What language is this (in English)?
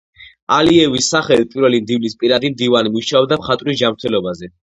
Georgian